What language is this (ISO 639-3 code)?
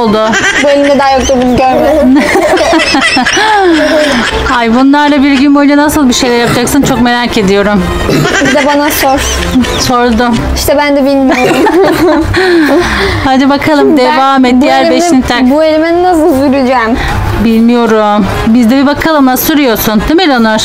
tur